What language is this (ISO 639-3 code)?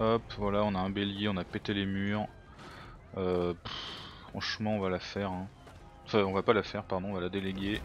fra